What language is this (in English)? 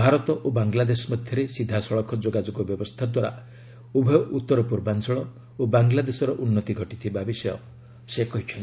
Odia